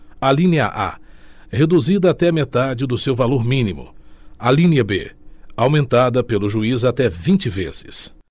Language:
Portuguese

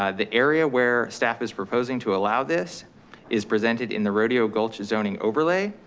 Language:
English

